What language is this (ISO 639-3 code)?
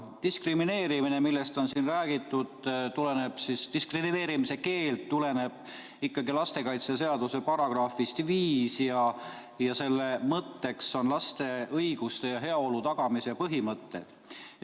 est